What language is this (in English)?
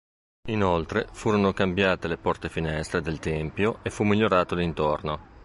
Italian